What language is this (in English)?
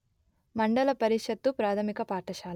Telugu